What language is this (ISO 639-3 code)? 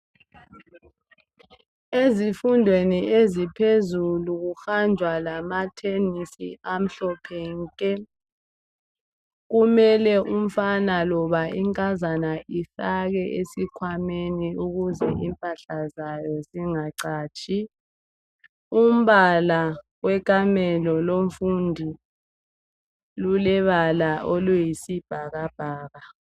nde